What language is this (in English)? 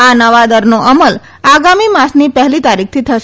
Gujarati